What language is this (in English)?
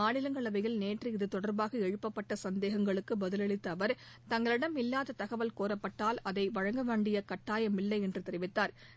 Tamil